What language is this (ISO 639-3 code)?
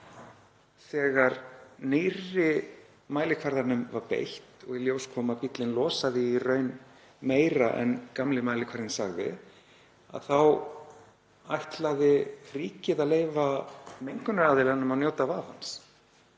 isl